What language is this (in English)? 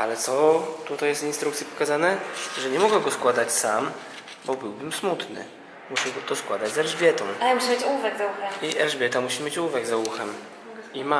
Polish